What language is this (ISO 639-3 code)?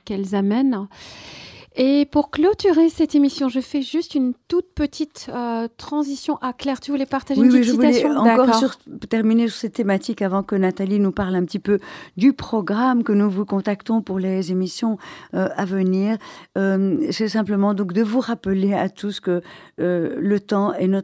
fra